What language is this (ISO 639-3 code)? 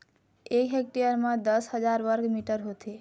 hne